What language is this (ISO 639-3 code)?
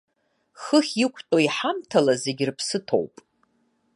abk